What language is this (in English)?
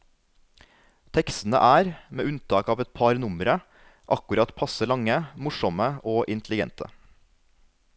Norwegian